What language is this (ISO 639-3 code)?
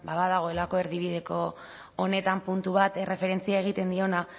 eus